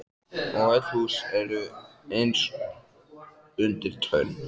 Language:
Icelandic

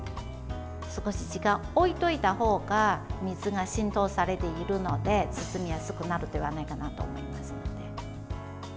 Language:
Japanese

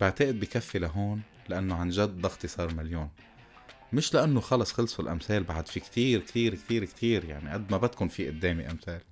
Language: Arabic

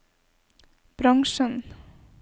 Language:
Norwegian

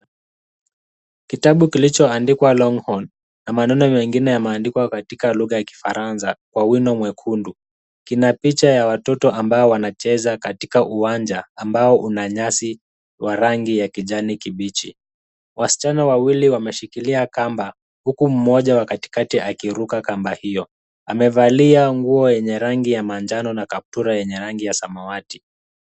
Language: Swahili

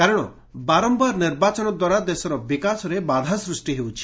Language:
Odia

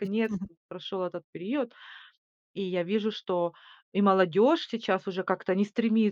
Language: Russian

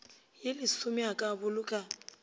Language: Northern Sotho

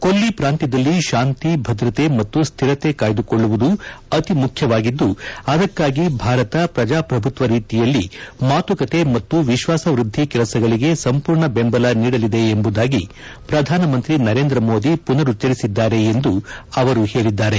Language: Kannada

